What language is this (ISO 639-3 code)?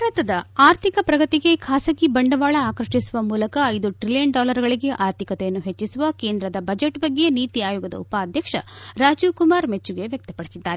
kan